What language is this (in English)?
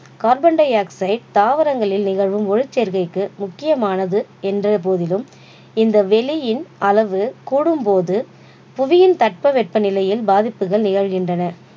Tamil